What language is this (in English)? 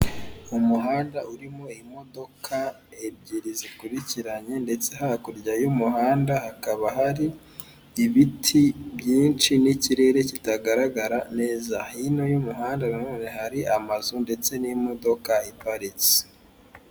Kinyarwanda